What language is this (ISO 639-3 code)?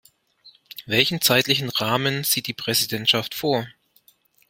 deu